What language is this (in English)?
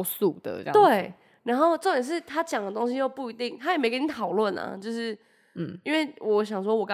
Chinese